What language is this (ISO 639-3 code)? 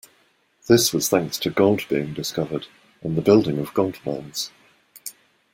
eng